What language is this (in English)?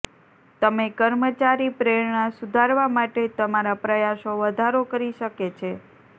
Gujarati